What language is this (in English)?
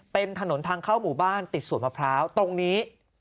Thai